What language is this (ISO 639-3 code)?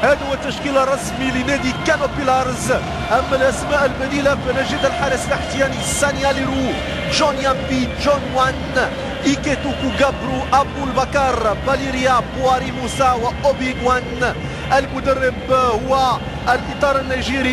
ara